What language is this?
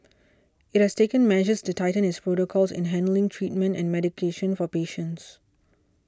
English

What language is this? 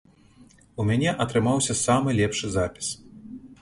Belarusian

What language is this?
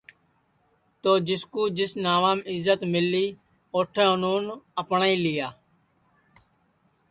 Sansi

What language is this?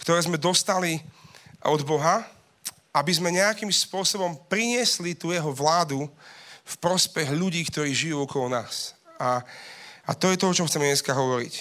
Slovak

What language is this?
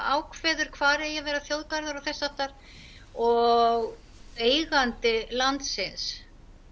Icelandic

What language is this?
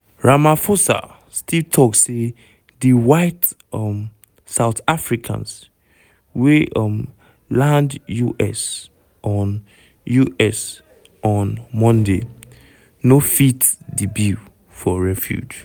Nigerian Pidgin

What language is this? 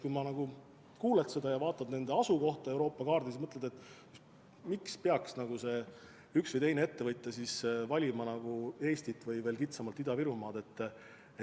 Estonian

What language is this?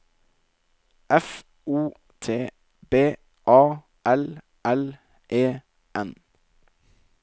Norwegian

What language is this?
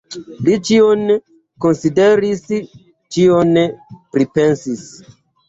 Esperanto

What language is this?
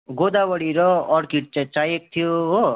Nepali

